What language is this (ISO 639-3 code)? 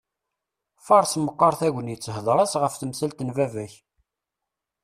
kab